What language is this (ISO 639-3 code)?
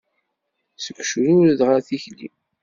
kab